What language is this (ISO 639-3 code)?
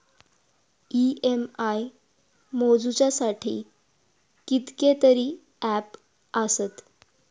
mar